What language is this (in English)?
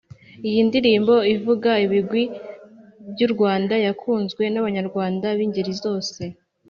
Kinyarwanda